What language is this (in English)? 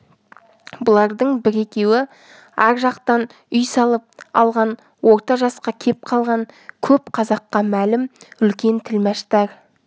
Kazakh